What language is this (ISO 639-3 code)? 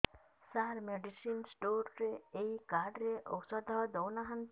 ori